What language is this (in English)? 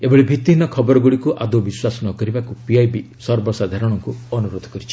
Odia